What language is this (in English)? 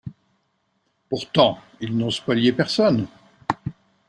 French